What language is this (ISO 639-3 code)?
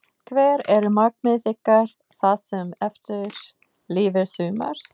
isl